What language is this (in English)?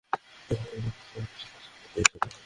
Bangla